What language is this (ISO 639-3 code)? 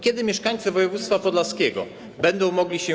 pol